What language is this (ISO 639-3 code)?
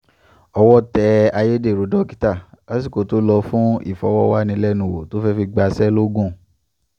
yor